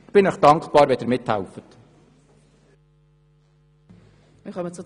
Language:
Swiss German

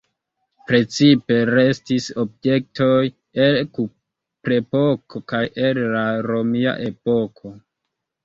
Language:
Esperanto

